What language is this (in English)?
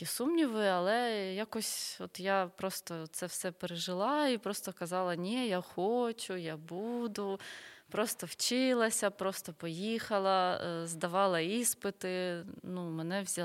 Ukrainian